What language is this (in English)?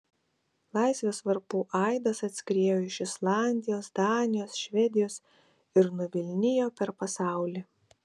Lithuanian